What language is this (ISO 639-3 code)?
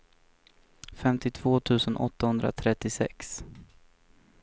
swe